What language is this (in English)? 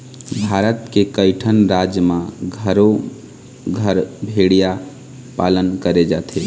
Chhattisgarhi